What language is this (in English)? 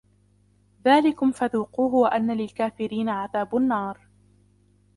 Arabic